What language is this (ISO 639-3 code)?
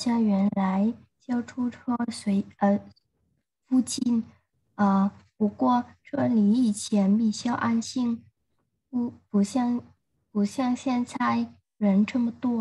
vie